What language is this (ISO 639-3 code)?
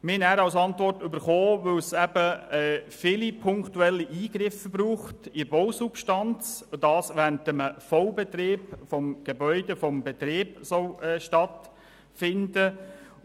gsw